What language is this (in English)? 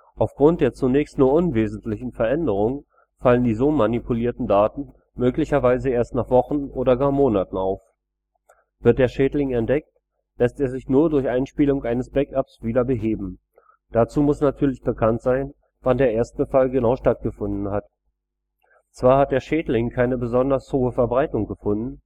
German